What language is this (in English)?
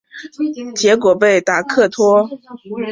Chinese